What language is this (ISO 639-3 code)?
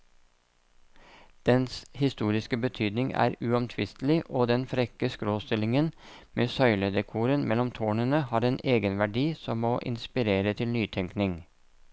nor